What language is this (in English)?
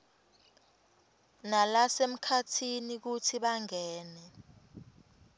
Swati